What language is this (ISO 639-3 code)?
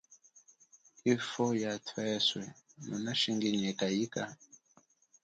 cjk